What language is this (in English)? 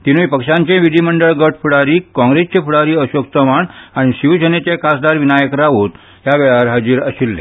Konkani